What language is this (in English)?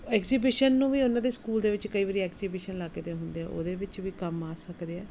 Punjabi